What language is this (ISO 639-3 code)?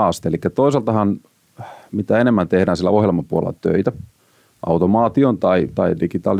fin